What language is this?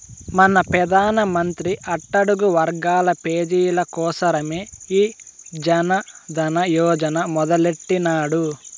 Telugu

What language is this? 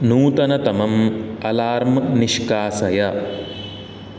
Sanskrit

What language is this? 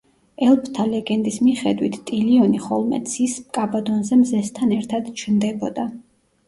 Georgian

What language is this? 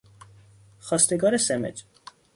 Persian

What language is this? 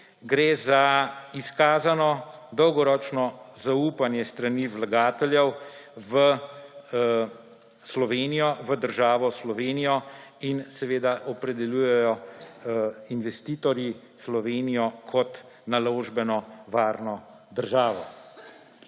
Slovenian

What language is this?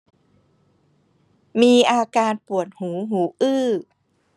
Thai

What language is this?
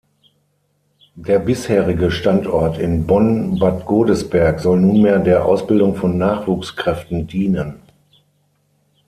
German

